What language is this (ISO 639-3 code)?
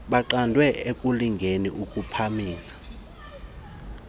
xho